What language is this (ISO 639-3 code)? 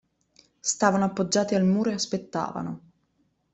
ita